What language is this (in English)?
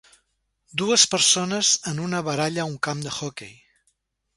Catalan